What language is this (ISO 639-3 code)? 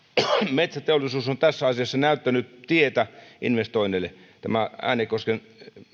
fin